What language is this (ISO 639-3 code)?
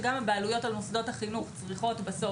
heb